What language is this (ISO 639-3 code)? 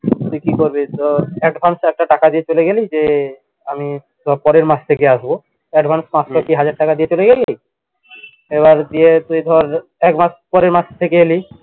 ben